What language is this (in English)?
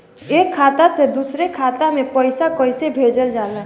Bhojpuri